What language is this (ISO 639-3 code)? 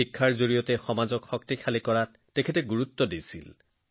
asm